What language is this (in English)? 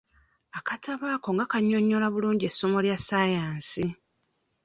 Ganda